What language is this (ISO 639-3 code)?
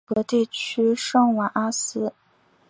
zho